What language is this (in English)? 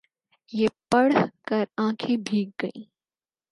Urdu